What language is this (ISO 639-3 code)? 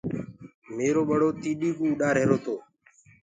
ggg